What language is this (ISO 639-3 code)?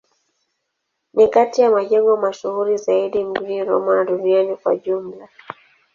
swa